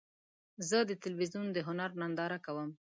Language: Pashto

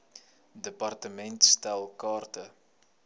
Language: Afrikaans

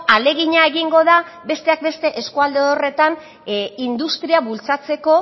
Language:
Basque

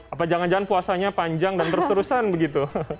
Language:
Indonesian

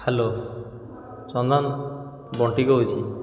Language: Odia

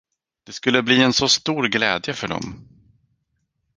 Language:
Swedish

